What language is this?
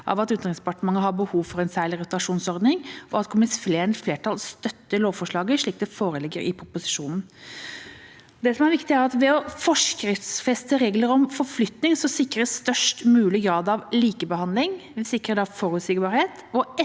Norwegian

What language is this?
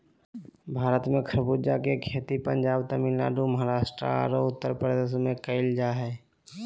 Magahi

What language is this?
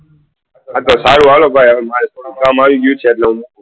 Gujarati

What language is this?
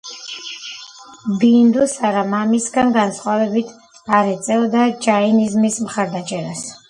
Georgian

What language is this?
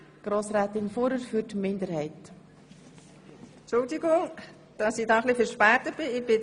Swiss German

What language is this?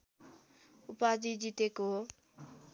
Nepali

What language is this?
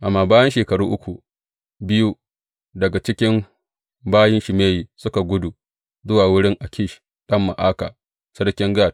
Hausa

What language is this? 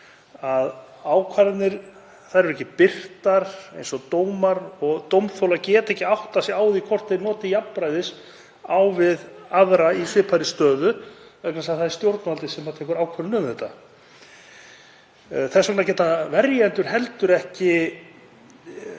Icelandic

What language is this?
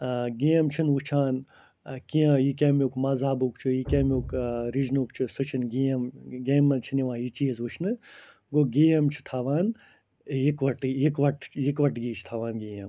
Kashmiri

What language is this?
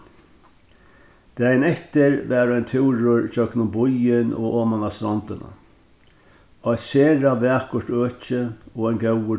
Faroese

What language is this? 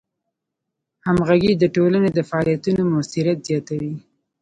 Pashto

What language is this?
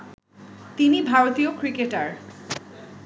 Bangla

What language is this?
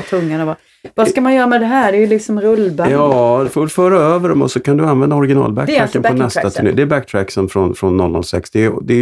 Swedish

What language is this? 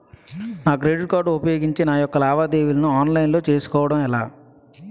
Telugu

